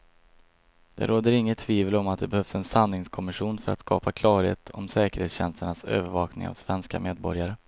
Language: Swedish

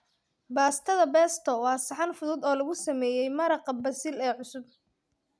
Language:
Somali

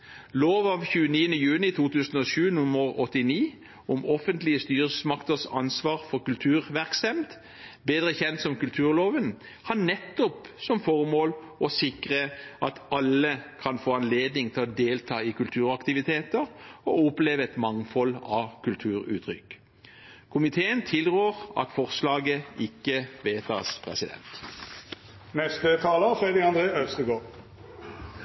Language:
Norwegian Bokmål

